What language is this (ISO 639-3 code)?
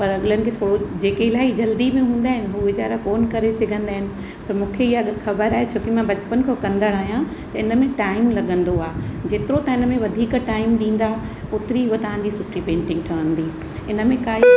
snd